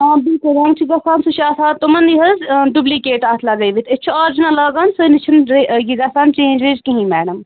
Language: Kashmiri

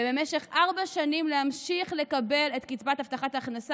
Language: Hebrew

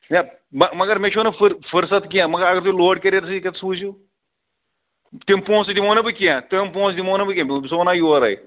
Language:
Kashmiri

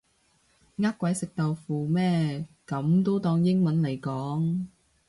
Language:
Cantonese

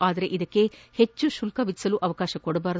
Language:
Kannada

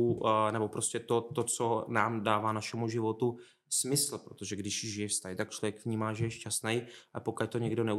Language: Czech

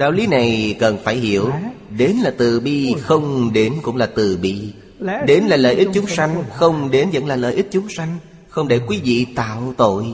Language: Vietnamese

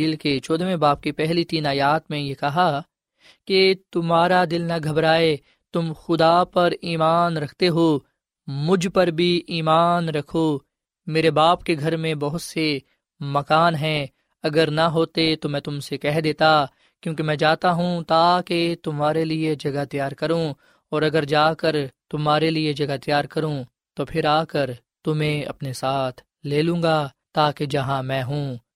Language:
Urdu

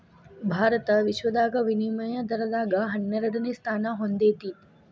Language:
Kannada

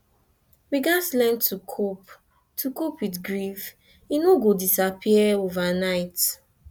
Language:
Nigerian Pidgin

